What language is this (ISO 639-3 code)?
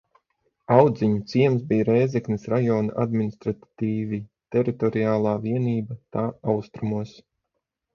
lav